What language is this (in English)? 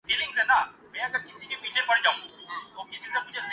Urdu